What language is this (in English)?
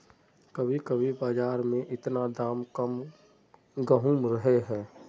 Magahi